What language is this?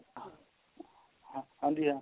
Punjabi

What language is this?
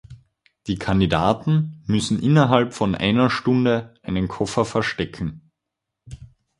German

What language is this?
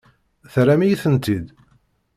Kabyle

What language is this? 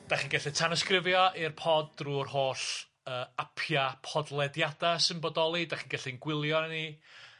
Welsh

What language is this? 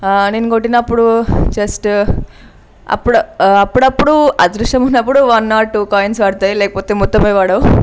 Telugu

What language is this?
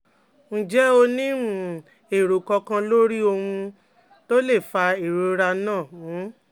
Yoruba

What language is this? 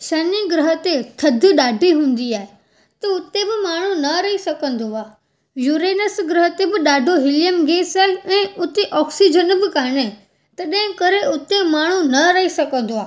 Sindhi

